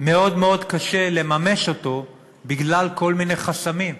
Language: Hebrew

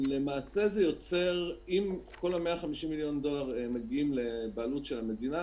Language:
Hebrew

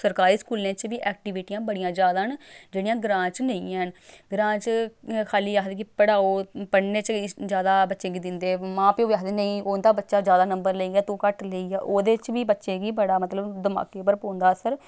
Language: Dogri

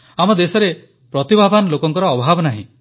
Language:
Odia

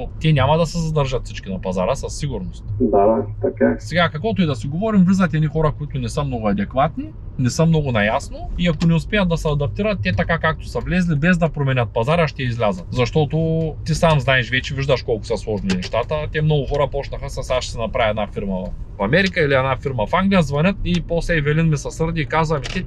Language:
Bulgarian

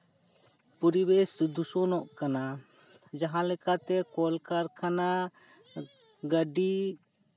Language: Santali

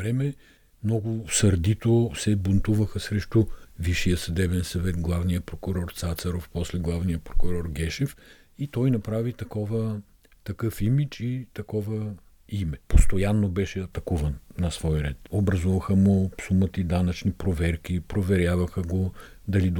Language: Bulgarian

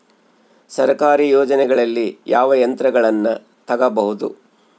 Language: Kannada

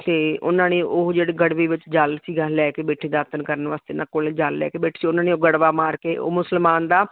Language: Punjabi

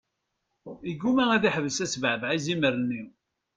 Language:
Kabyle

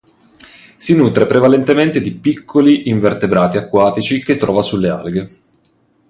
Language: Italian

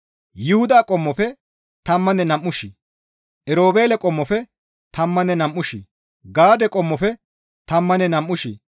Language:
Gamo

